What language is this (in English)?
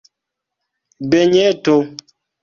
Esperanto